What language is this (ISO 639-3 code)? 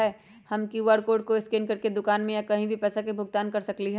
mag